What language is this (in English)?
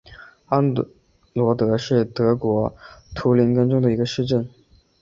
Chinese